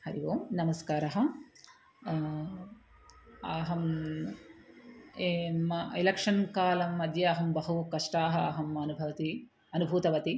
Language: Sanskrit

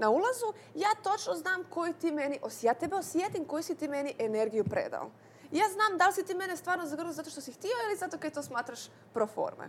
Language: Croatian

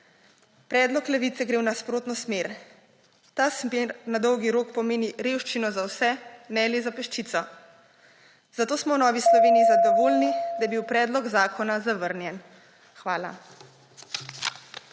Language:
Slovenian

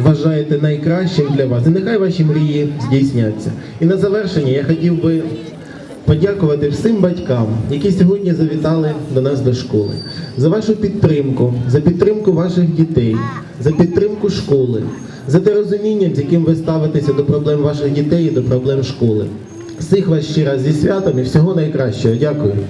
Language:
Ukrainian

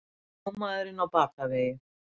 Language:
Icelandic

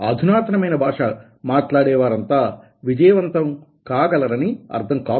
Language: Telugu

